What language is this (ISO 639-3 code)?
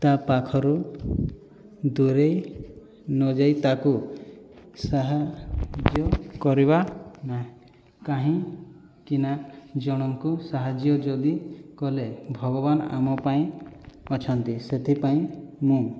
ori